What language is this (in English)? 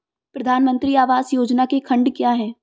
Hindi